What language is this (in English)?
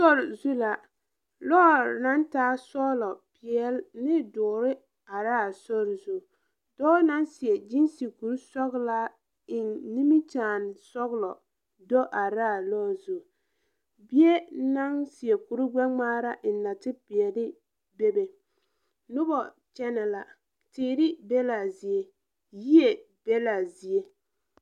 Southern Dagaare